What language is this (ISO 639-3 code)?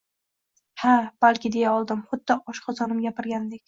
uzb